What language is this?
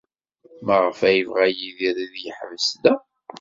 Kabyle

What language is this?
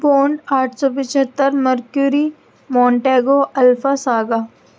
Urdu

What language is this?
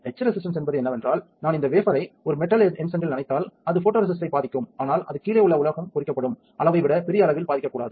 Tamil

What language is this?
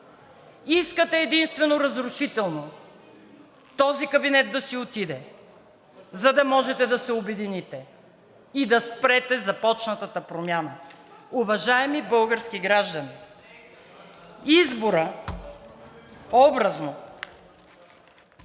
Bulgarian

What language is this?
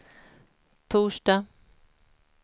Swedish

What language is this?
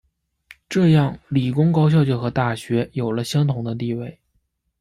Chinese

